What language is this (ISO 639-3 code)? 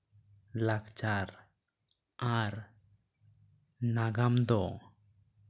sat